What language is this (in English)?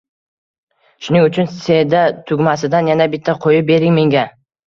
Uzbek